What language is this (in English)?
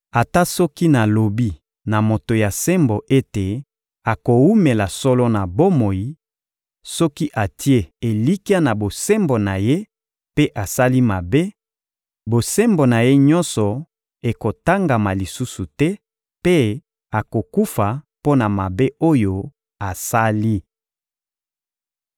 Lingala